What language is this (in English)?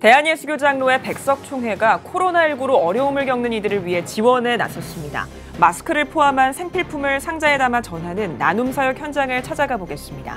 Korean